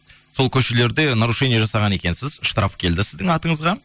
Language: Kazakh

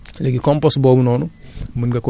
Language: Wolof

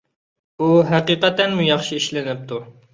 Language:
Uyghur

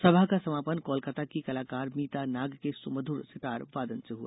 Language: Hindi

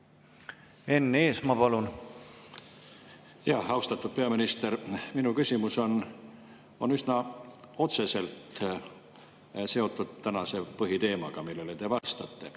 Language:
Estonian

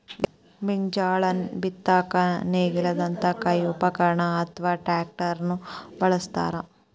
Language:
Kannada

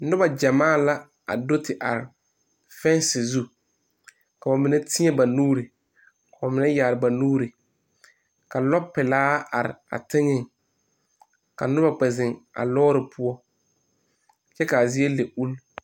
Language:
Southern Dagaare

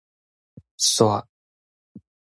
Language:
Min Nan Chinese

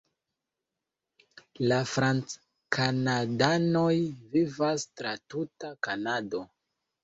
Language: Esperanto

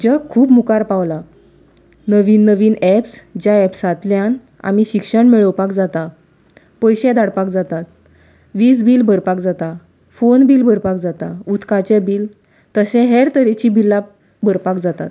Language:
Konkani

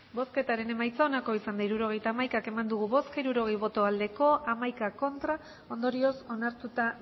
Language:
Basque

